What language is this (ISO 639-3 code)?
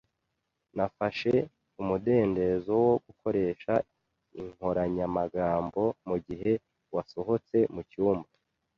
kin